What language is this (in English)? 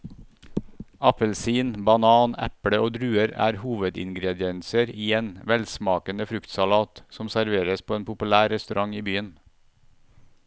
Norwegian